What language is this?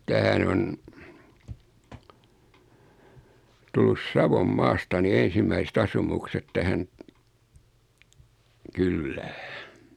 Finnish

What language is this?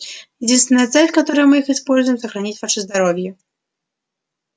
Russian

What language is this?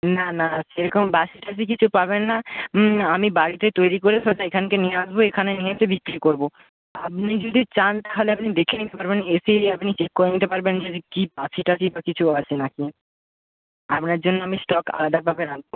Bangla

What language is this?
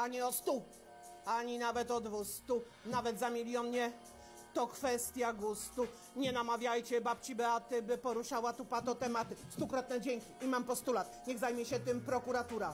Polish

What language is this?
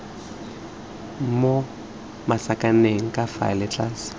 Tswana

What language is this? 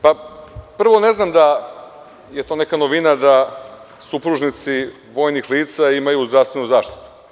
Serbian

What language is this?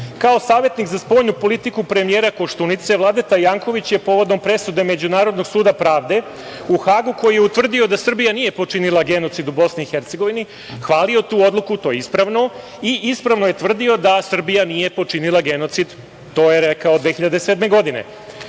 Serbian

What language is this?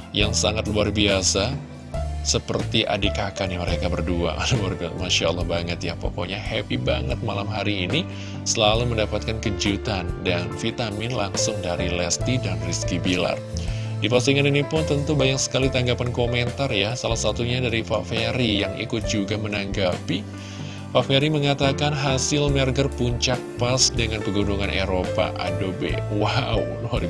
Indonesian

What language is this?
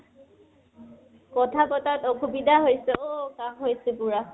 Assamese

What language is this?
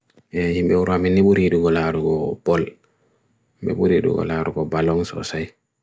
Bagirmi Fulfulde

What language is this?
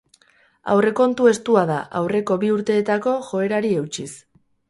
Basque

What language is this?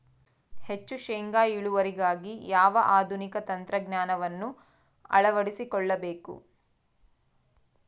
Kannada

